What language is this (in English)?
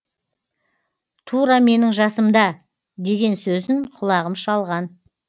Kazakh